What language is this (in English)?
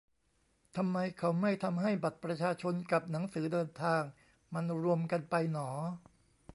Thai